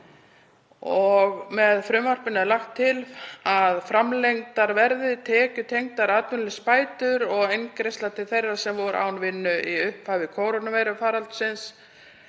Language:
Icelandic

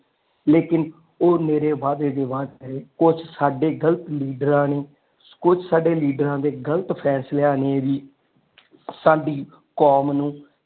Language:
Punjabi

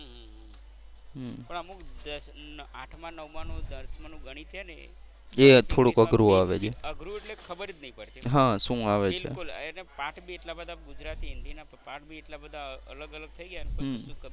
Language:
Gujarati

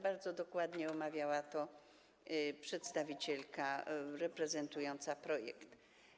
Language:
Polish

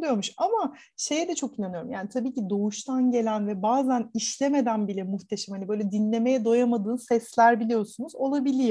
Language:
Turkish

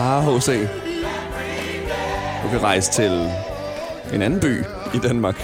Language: Danish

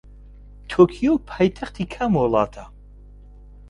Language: Central Kurdish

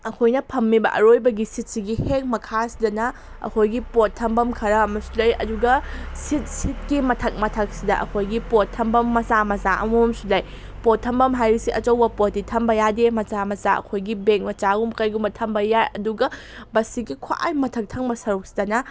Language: Manipuri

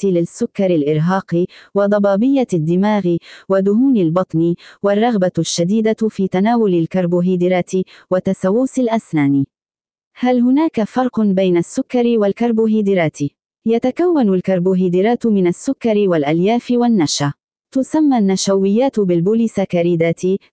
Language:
Arabic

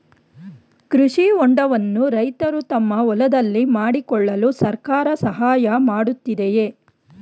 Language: Kannada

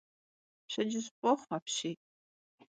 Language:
Kabardian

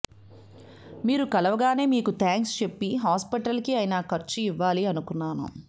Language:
Telugu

